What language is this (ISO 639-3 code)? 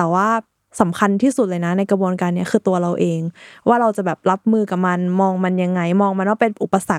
tha